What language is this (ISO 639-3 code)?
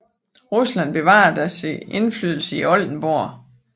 dan